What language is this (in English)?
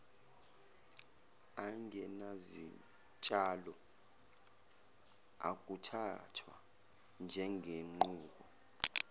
Zulu